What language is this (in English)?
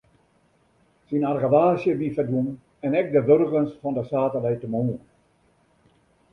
Western Frisian